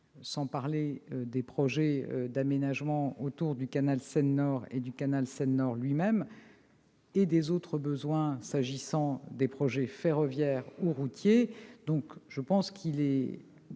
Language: French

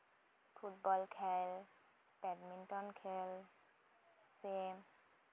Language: Santali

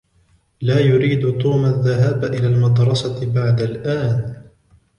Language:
Arabic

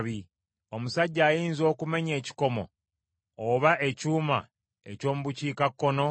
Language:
Ganda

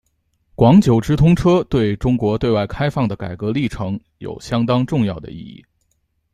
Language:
Chinese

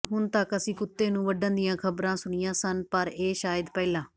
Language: Punjabi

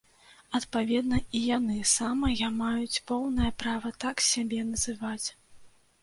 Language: Belarusian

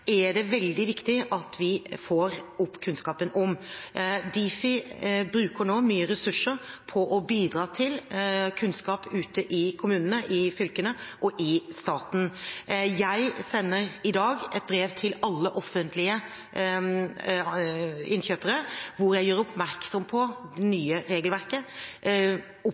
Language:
Norwegian Bokmål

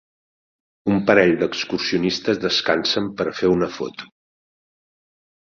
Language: Catalan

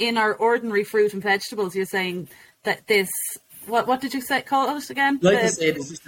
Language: English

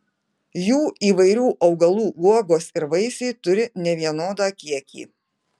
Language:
Lithuanian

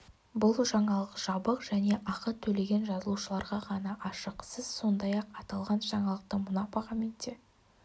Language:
Kazakh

